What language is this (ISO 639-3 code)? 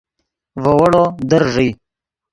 ydg